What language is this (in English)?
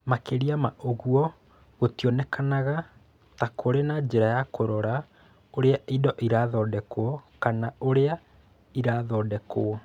Kikuyu